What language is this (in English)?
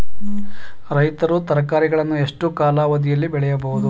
Kannada